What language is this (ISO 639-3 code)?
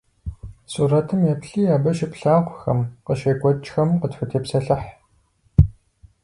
kbd